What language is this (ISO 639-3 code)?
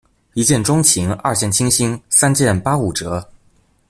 zho